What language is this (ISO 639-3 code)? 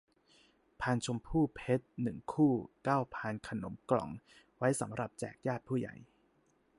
tha